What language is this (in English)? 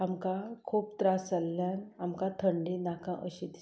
Konkani